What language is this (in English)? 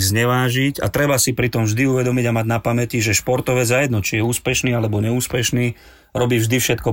Slovak